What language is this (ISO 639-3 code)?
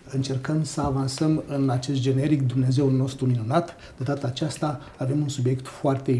ron